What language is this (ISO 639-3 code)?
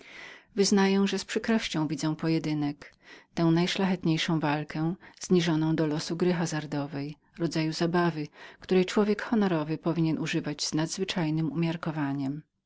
pol